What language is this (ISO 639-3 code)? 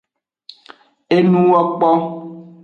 ajg